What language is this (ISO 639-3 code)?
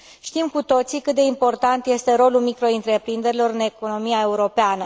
ron